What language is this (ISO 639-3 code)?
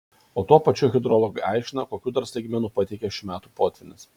lit